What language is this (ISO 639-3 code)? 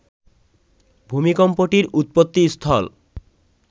ben